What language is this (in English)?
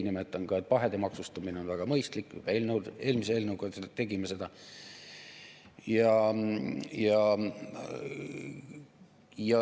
Estonian